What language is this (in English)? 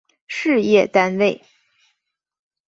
Chinese